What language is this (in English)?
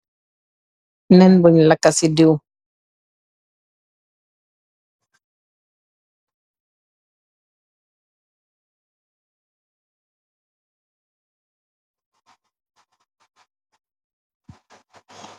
Wolof